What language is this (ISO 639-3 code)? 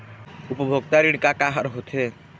hne